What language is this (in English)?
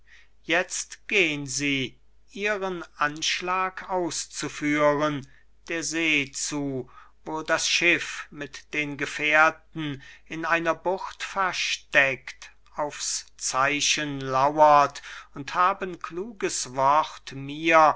German